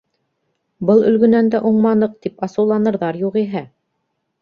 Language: Bashkir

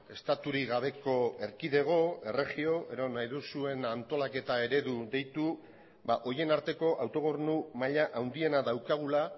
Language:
Basque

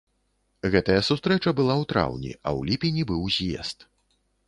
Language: Belarusian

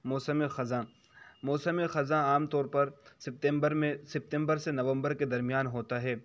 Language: Urdu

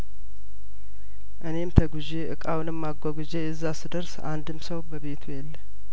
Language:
Amharic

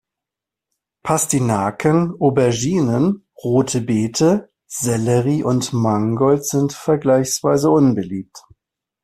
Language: German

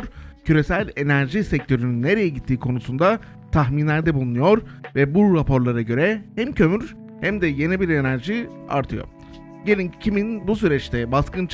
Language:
Turkish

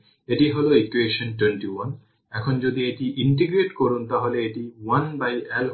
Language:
Bangla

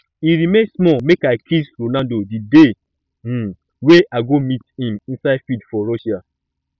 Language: Nigerian Pidgin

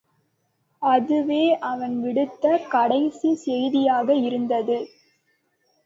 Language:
Tamil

